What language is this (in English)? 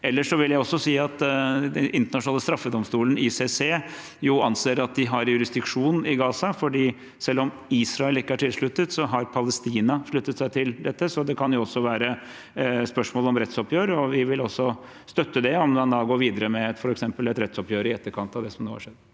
Norwegian